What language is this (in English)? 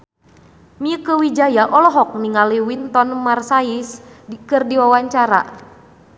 Sundanese